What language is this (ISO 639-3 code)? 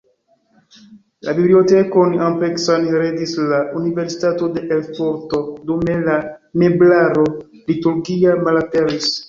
epo